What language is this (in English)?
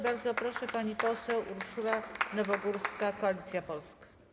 Polish